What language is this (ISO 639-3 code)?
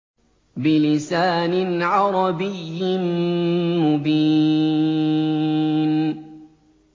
ara